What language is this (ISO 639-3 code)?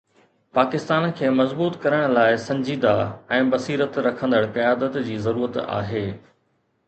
snd